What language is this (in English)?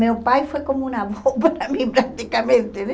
Portuguese